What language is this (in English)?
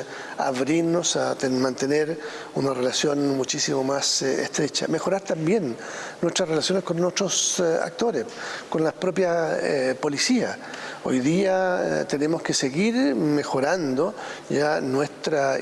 Spanish